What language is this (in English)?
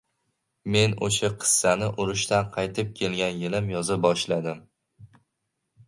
Uzbek